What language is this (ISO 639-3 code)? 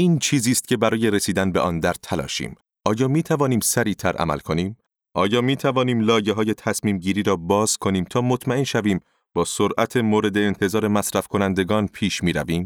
fas